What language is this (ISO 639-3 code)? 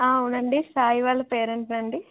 tel